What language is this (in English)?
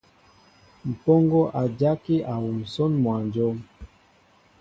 Mbo (Cameroon)